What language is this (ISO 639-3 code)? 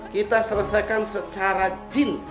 ind